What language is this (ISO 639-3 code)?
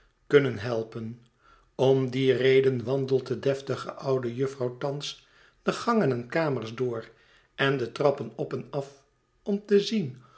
nld